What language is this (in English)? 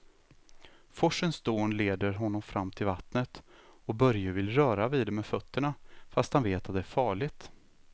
Swedish